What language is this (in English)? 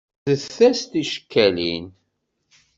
Kabyle